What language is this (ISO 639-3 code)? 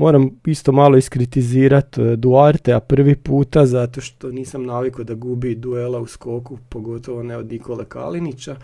hrv